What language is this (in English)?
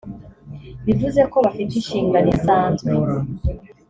Kinyarwanda